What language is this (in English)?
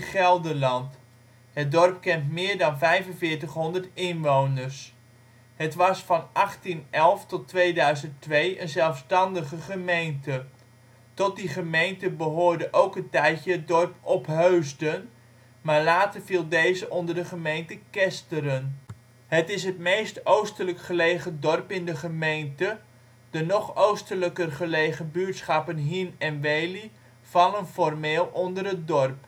Dutch